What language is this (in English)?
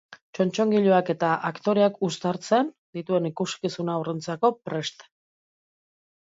Basque